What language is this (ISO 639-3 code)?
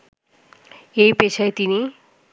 ben